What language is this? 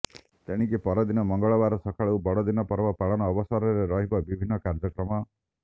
Odia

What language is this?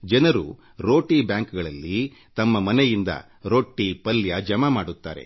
Kannada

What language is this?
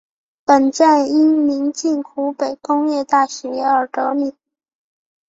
Chinese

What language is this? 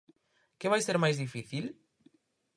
Galician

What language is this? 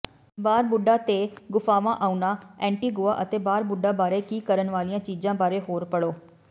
Punjabi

